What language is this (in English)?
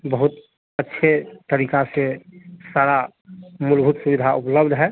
Hindi